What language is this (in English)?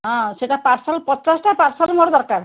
Odia